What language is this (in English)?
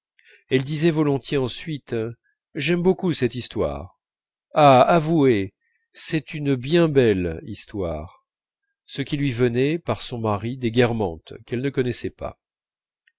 French